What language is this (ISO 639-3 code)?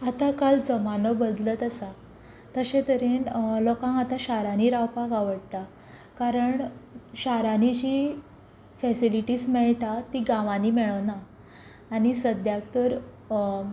kok